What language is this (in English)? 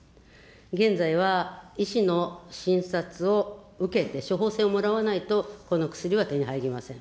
Japanese